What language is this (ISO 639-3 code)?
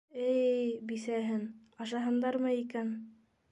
bak